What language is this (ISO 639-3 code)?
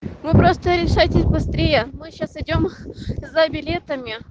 rus